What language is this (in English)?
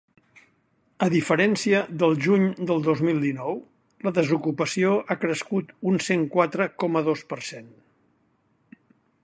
Catalan